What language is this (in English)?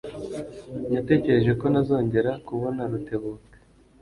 Kinyarwanda